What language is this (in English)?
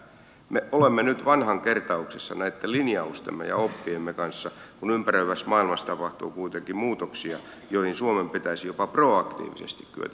Finnish